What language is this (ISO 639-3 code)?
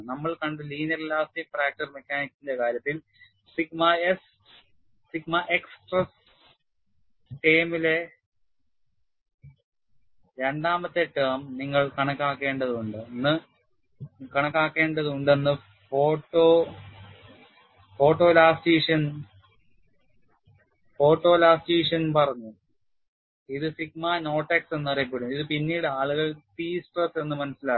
mal